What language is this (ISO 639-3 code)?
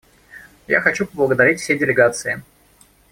rus